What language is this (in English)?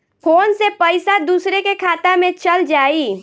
Bhojpuri